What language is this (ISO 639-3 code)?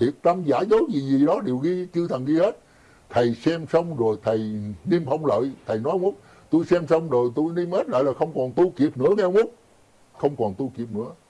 vie